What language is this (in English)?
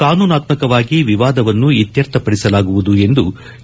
Kannada